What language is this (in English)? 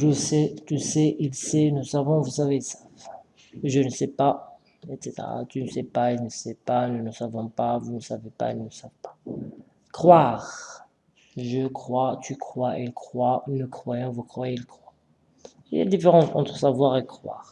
French